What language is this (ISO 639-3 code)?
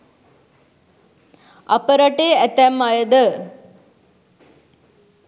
sin